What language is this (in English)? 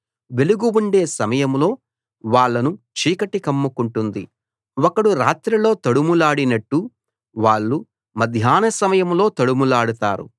Telugu